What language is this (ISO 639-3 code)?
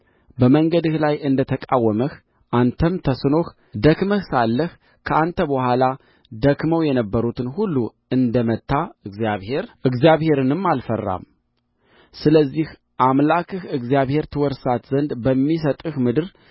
amh